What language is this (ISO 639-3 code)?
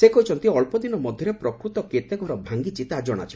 ori